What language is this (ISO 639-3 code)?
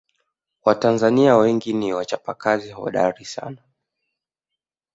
swa